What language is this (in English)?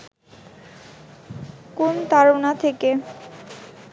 Bangla